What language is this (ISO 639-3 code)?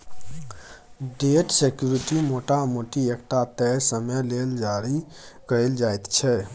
mai